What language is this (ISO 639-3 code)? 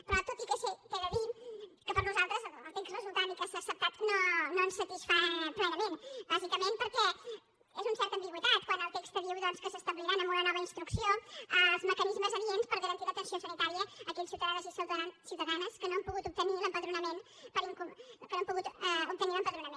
cat